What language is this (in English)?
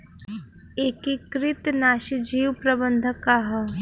Bhojpuri